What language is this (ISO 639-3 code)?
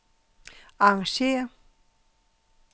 dan